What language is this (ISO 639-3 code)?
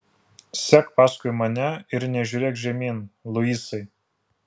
lit